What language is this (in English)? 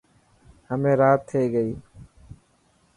Dhatki